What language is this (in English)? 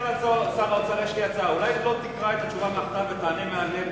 Hebrew